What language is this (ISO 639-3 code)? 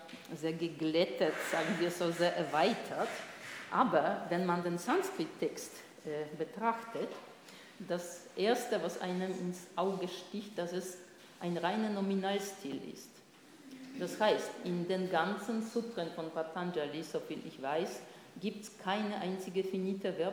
deu